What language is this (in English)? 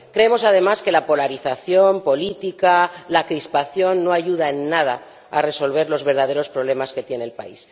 Spanish